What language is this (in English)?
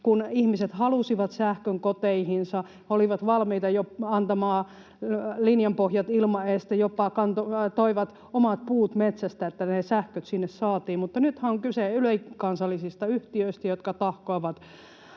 Finnish